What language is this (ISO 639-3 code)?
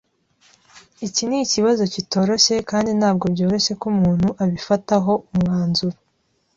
kin